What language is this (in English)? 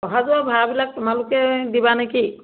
Assamese